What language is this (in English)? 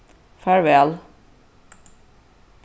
Faroese